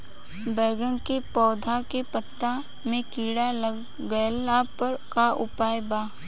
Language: Bhojpuri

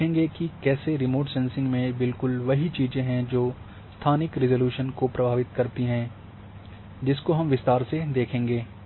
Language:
Hindi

